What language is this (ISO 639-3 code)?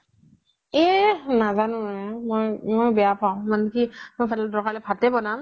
asm